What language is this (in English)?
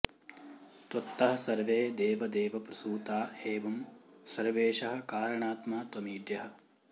Sanskrit